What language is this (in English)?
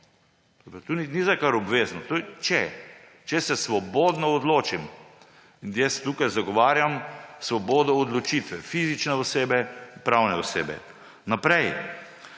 Slovenian